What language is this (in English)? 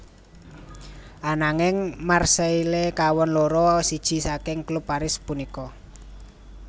Javanese